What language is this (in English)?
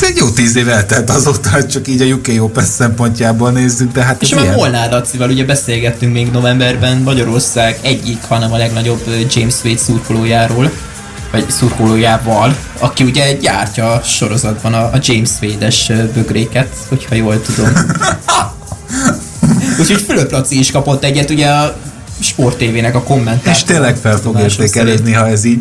Hungarian